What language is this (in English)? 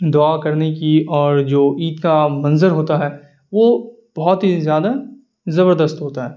Urdu